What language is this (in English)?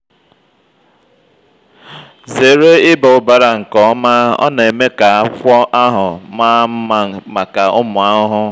Igbo